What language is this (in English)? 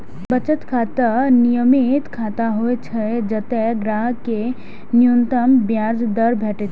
Maithili